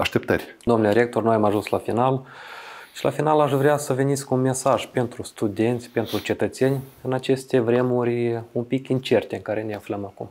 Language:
Romanian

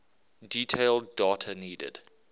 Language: English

